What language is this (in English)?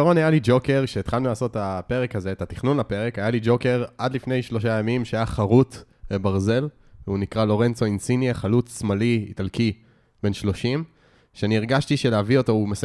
Hebrew